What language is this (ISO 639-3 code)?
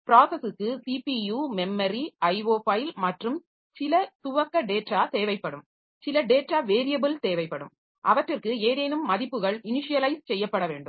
tam